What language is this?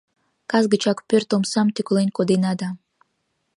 Mari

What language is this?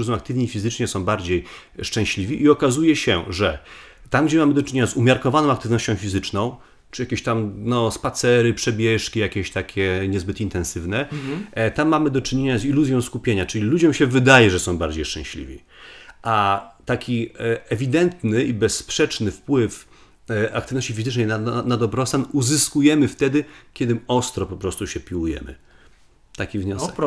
Polish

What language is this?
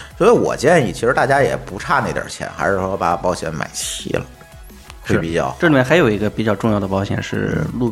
Chinese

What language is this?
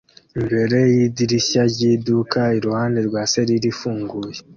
Kinyarwanda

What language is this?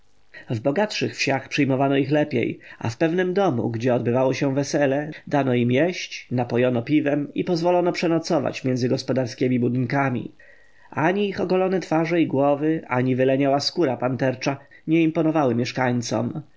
Polish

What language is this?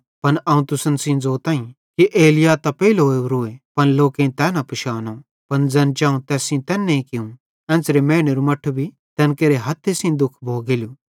Bhadrawahi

